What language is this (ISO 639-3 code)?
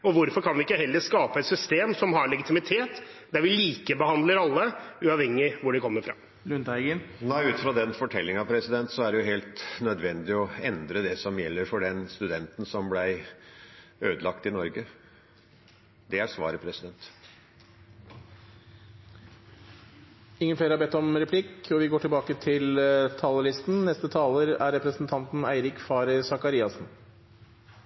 nor